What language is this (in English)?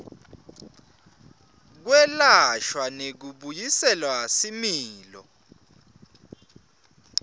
Swati